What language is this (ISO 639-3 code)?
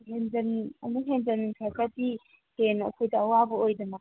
mni